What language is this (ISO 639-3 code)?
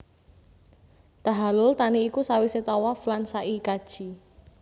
jav